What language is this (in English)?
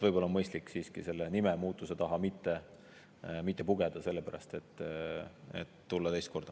Estonian